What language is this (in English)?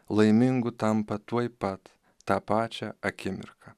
Lithuanian